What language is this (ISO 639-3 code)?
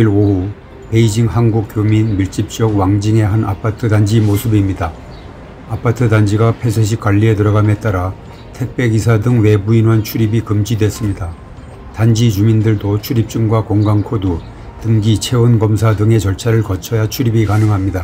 kor